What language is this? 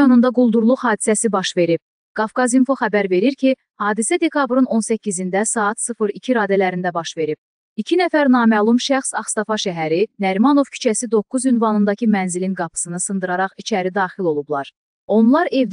Turkish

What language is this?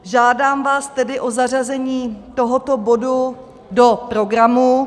Czech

